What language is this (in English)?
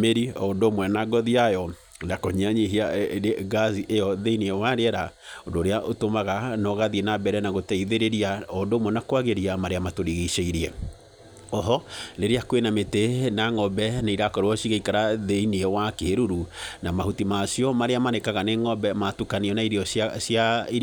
Kikuyu